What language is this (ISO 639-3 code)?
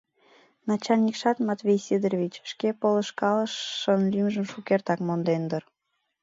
chm